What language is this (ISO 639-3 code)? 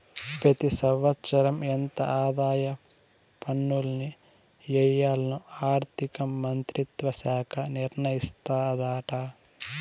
tel